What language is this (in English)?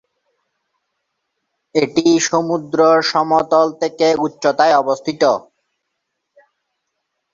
Bangla